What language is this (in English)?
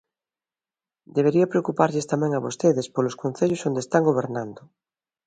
Galician